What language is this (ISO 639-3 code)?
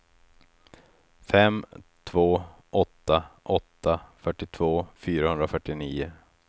swe